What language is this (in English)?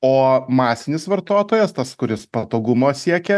Lithuanian